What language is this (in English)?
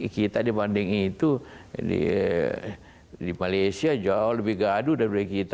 Indonesian